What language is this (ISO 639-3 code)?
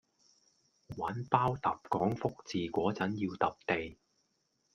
yue